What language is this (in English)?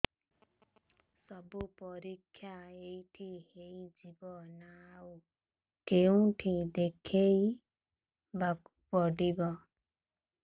Odia